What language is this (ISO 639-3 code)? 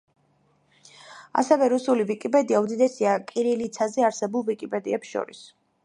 kat